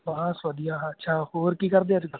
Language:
Punjabi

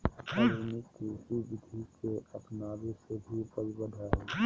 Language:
Magahi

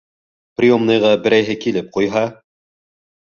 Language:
Bashkir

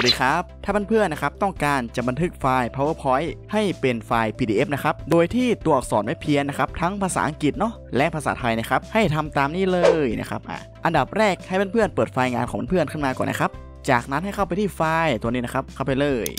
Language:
Thai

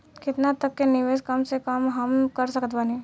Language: Bhojpuri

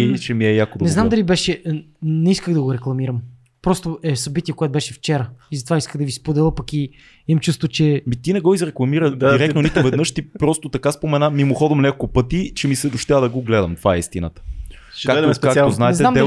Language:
Bulgarian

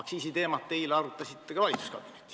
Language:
Estonian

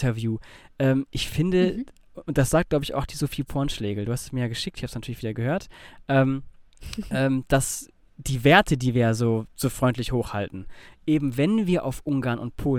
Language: German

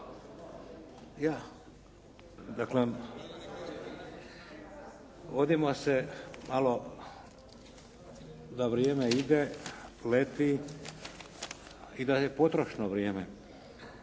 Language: Croatian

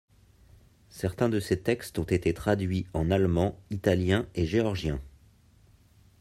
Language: French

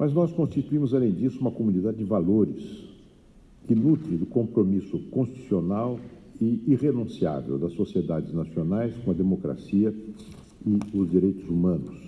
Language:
Portuguese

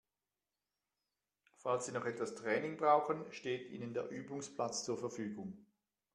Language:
German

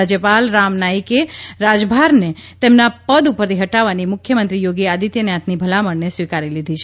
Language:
Gujarati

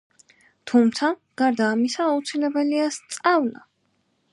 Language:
Georgian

